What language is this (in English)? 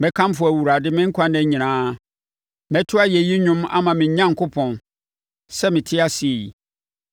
Akan